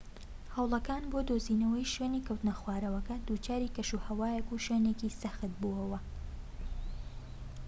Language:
Central Kurdish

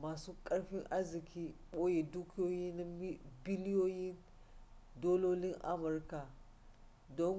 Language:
Hausa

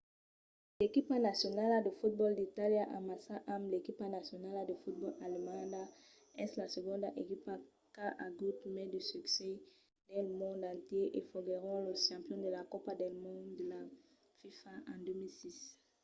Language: Occitan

